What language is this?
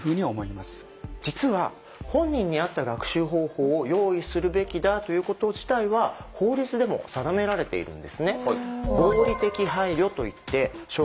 Japanese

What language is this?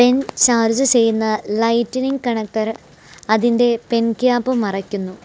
Malayalam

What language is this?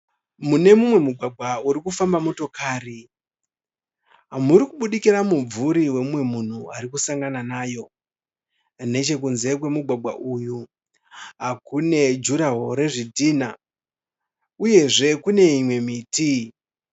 Shona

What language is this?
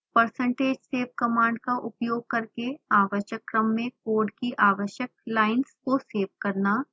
Hindi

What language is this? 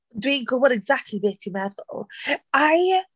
Welsh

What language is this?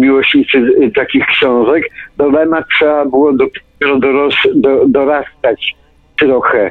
Polish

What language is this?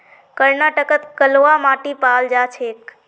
Magahi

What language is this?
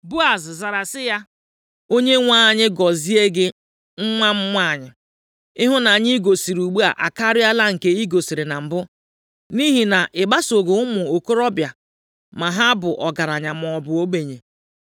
Igbo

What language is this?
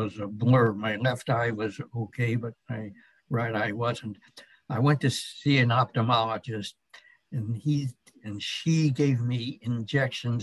English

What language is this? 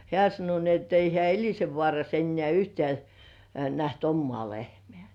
Finnish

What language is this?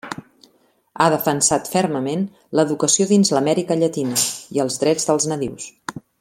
Catalan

